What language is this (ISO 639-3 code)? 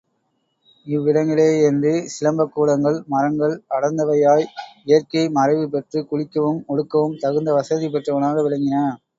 tam